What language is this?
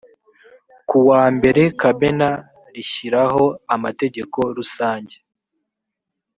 Kinyarwanda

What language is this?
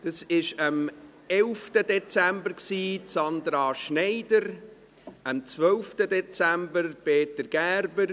Swiss German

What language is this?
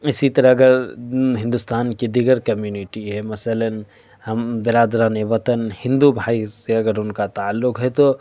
Urdu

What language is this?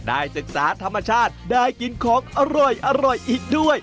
Thai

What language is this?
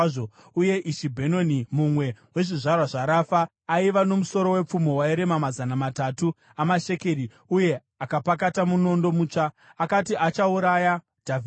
Shona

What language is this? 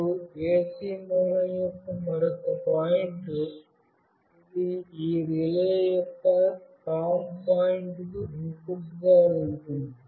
Telugu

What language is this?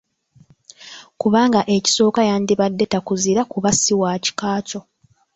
Ganda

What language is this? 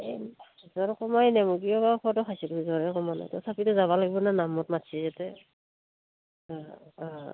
Assamese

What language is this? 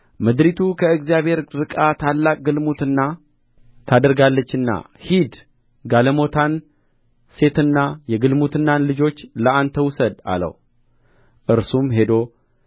Amharic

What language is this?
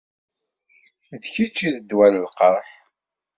Kabyle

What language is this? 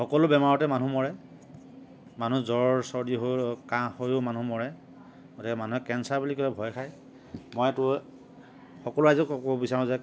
Assamese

